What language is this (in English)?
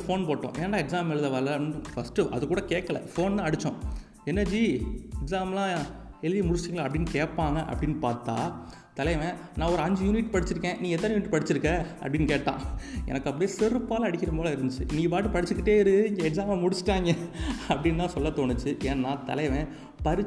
Tamil